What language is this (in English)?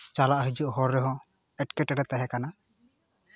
Santali